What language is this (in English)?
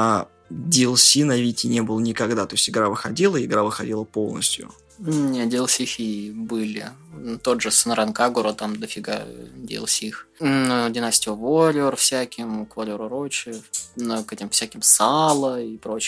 Russian